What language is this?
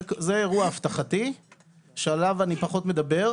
Hebrew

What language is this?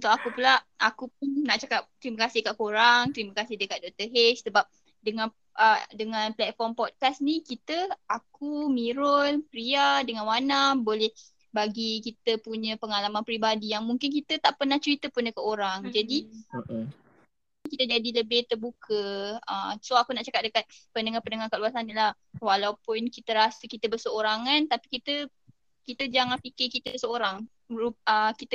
Malay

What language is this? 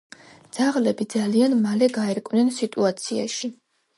Georgian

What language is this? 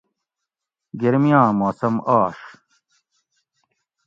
Gawri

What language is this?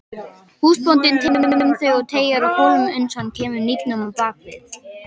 Icelandic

